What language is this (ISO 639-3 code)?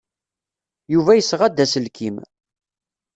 kab